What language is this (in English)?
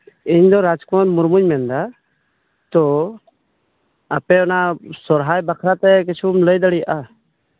Santali